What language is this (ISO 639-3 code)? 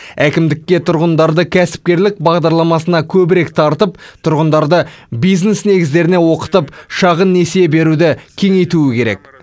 kaz